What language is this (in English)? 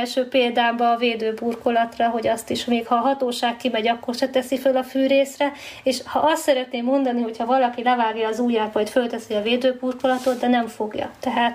Hungarian